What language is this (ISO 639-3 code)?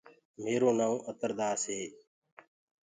ggg